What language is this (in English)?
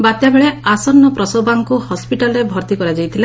Odia